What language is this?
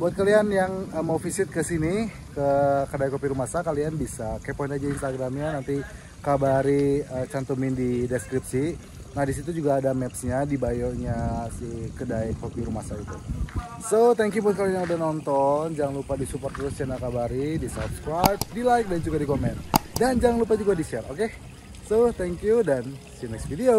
Indonesian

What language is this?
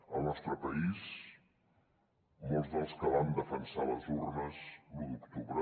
Catalan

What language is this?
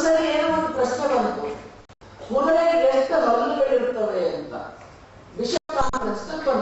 Romanian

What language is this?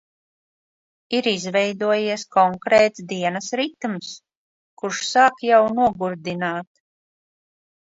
Latvian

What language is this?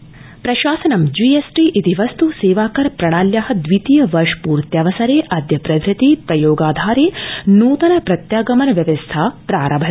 Sanskrit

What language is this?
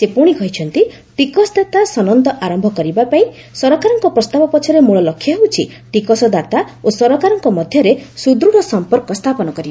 Odia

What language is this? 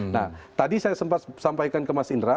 Indonesian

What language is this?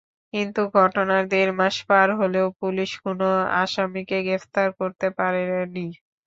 Bangla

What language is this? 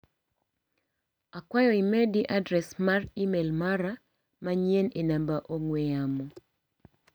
Luo (Kenya and Tanzania)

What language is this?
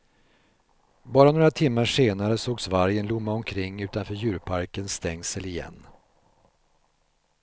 Swedish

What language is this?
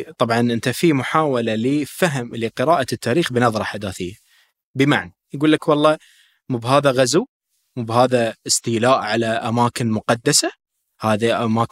Arabic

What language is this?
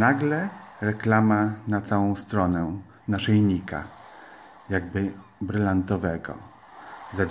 Polish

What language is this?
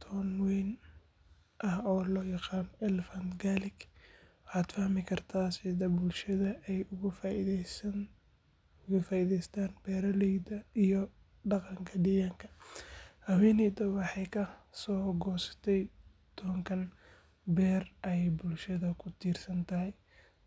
Somali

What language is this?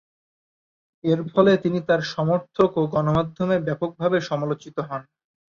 Bangla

